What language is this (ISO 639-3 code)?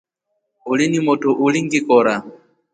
rof